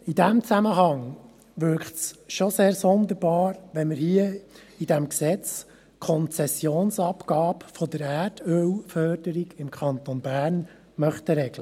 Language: Swiss German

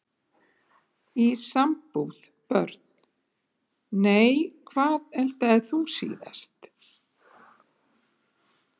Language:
Icelandic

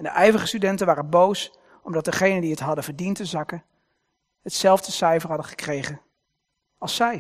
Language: Dutch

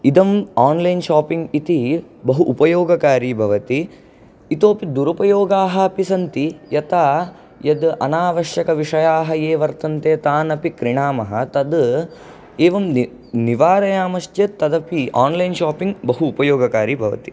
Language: Sanskrit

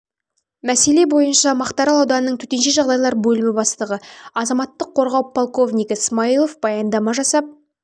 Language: Kazakh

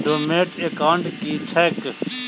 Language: Maithili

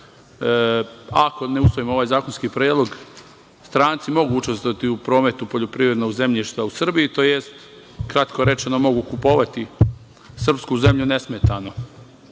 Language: Serbian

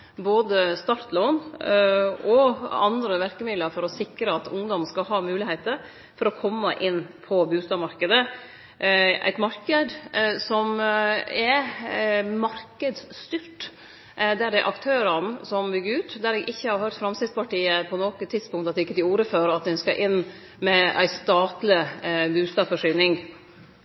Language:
Norwegian Nynorsk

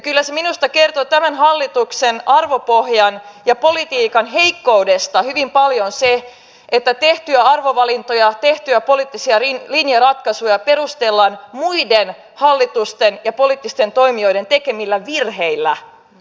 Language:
Finnish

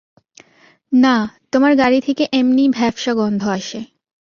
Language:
Bangla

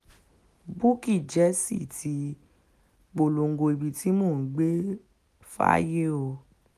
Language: Yoruba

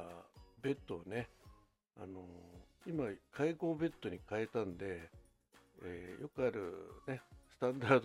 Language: Japanese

